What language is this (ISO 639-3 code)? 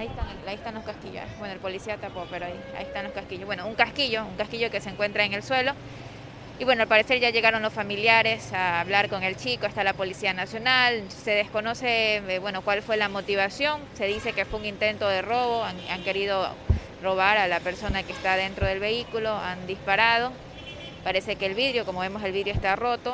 spa